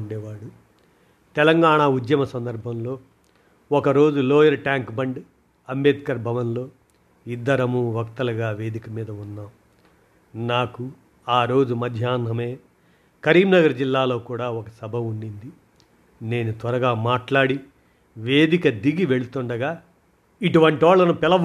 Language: Telugu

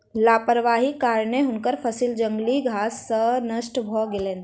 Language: Maithili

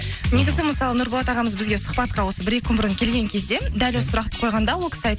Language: Kazakh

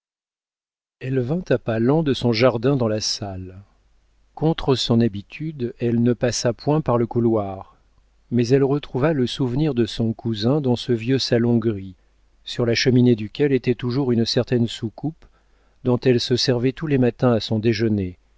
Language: French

